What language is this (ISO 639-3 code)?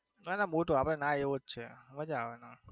guj